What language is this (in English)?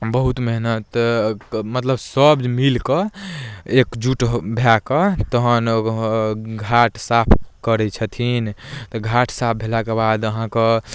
Maithili